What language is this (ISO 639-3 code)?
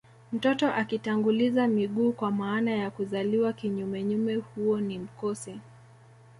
swa